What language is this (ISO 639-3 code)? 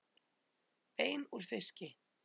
isl